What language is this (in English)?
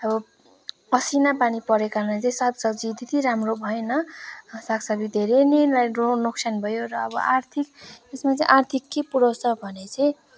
Nepali